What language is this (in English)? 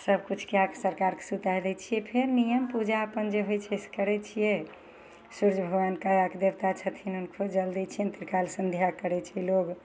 Maithili